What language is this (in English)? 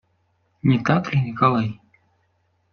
Russian